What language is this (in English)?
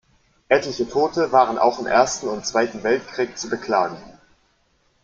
German